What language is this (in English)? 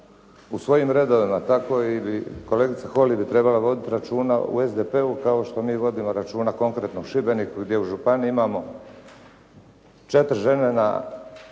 Croatian